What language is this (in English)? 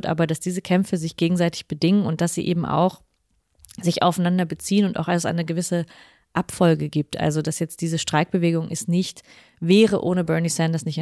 German